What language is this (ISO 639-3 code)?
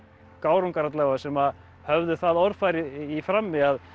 isl